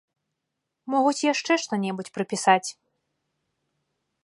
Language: Belarusian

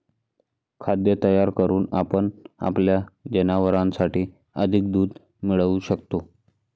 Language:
Marathi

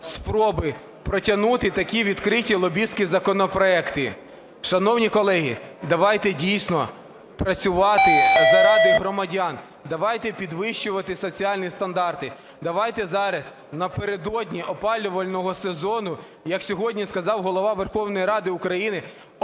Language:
Ukrainian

